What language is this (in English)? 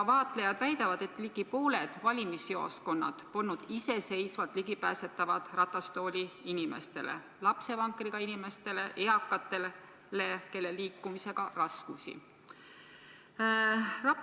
Estonian